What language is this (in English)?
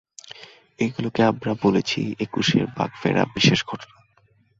Bangla